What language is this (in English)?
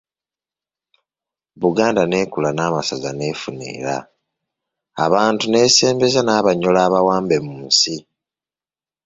Ganda